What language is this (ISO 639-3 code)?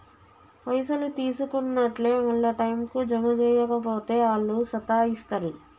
tel